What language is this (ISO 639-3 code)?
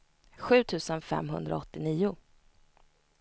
swe